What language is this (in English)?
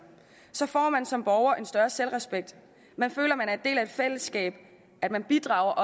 Danish